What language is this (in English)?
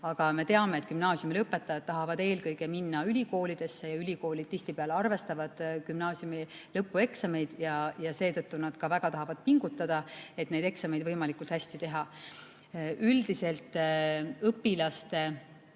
Estonian